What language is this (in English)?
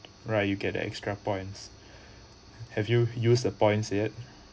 English